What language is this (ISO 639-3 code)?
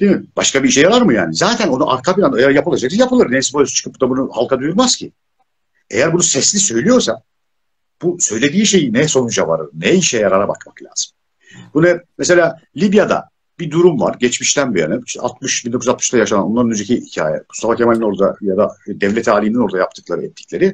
tur